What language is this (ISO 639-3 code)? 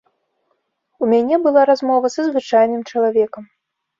bel